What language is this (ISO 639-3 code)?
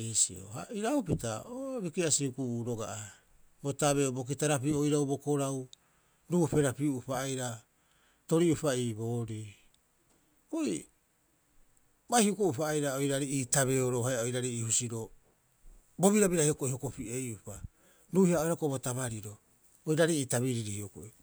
kyx